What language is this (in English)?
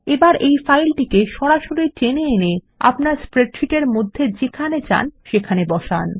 Bangla